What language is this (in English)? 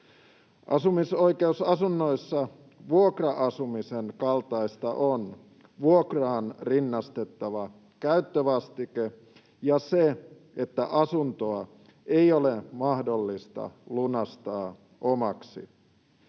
Finnish